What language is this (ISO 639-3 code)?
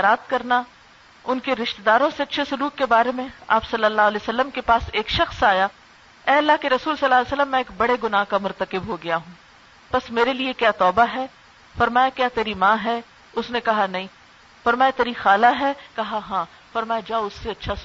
urd